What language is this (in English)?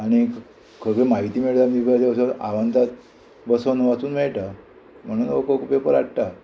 Konkani